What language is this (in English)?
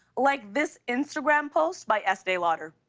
English